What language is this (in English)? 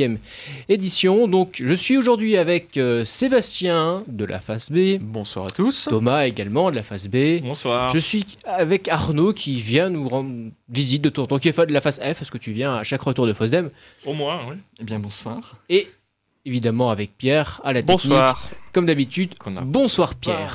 French